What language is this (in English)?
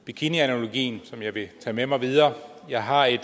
Danish